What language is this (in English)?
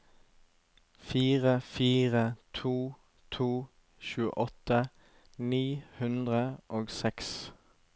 Norwegian